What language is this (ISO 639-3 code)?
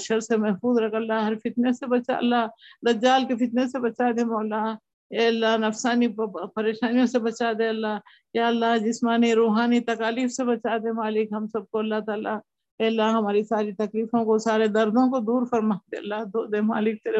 urd